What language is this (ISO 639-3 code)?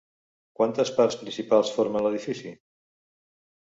cat